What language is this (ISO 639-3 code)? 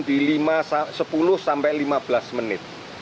ind